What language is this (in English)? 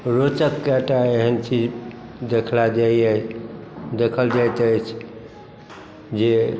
Maithili